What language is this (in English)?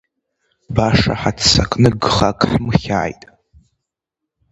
Abkhazian